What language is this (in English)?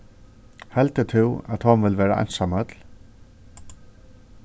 Faroese